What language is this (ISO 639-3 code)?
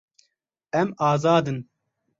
kur